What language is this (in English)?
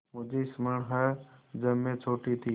Hindi